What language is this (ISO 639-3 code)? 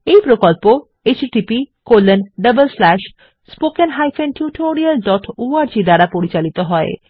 ben